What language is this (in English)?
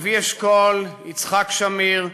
Hebrew